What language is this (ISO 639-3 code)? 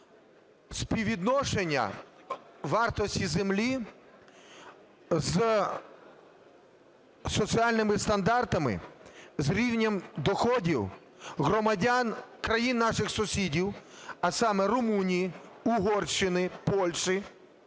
ukr